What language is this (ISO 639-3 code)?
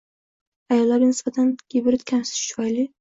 uzb